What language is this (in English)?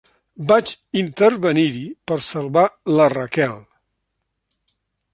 Catalan